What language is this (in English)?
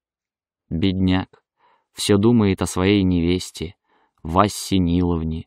Russian